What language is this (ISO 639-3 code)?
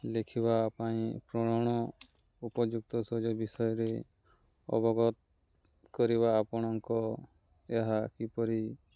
ori